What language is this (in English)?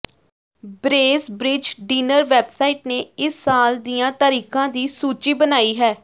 Punjabi